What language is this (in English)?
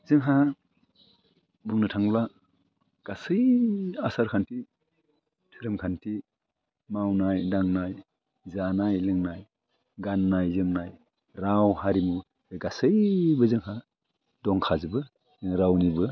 Bodo